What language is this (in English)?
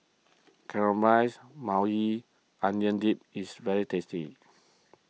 English